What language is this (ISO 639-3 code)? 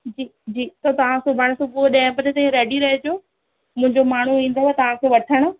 snd